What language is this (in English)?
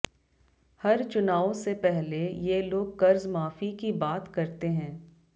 Hindi